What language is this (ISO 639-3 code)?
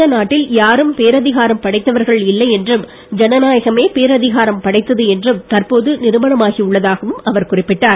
tam